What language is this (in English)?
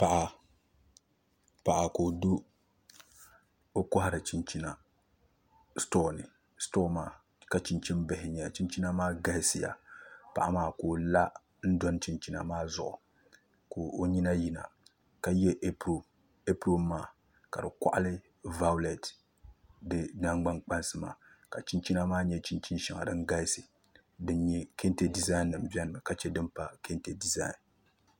Dagbani